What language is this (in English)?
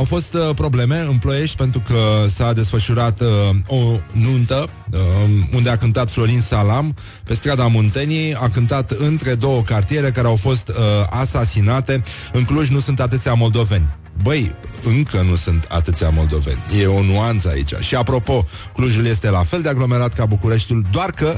Romanian